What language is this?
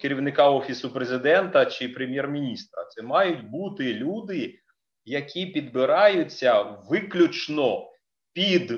Ukrainian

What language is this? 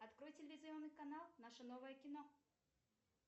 Russian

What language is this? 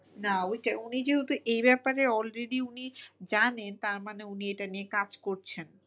Bangla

